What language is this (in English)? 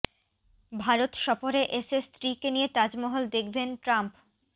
Bangla